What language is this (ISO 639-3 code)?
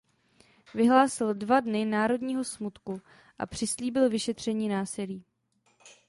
ces